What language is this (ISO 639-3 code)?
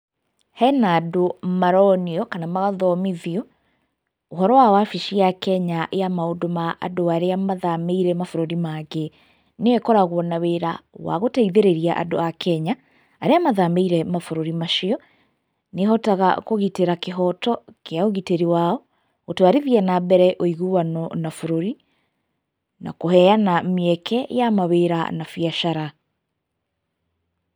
kik